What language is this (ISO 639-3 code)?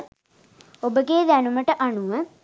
sin